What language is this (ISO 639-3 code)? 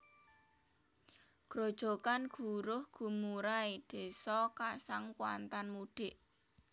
jav